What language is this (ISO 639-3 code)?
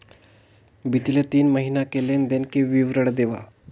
hne